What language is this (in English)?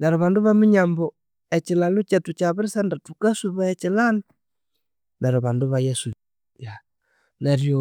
Konzo